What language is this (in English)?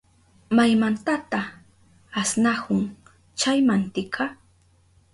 Southern Pastaza Quechua